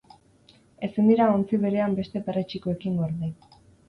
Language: Basque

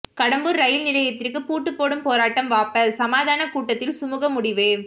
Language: Tamil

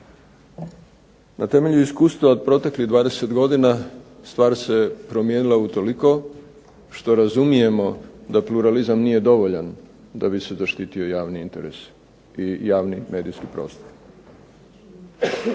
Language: Croatian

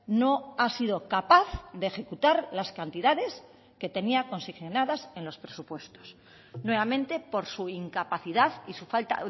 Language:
Spanish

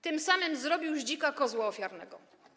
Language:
Polish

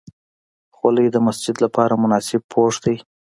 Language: Pashto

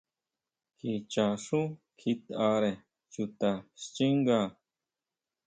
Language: Huautla Mazatec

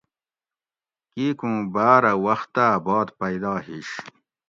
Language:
Gawri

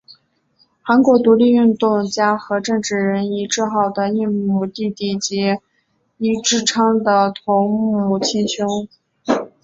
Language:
Chinese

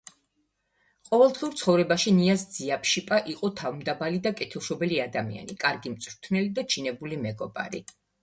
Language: Georgian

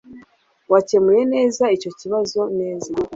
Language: Kinyarwanda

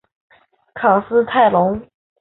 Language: Chinese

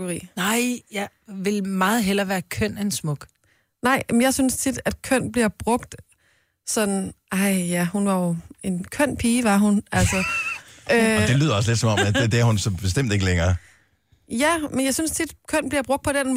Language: Danish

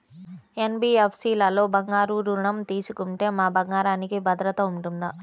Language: Telugu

